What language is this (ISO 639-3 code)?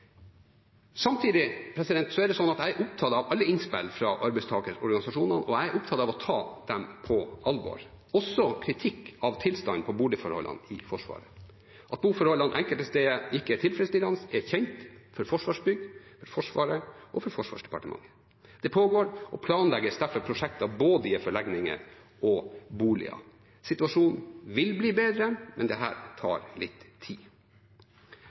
nob